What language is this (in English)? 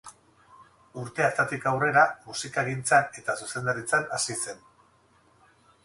Basque